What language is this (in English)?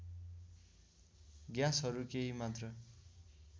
Nepali